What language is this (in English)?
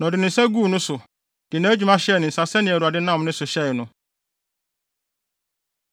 Akan